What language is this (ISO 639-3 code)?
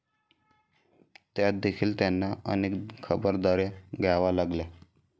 mar